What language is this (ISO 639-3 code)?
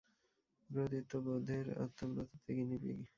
ben